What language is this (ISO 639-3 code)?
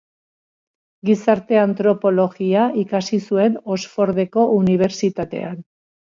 eus